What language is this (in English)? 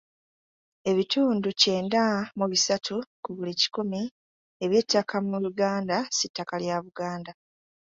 Ganda